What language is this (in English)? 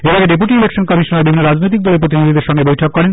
Bangla